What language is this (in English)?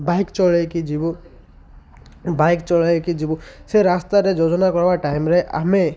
Odia